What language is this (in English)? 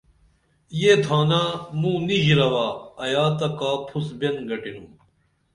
Dameli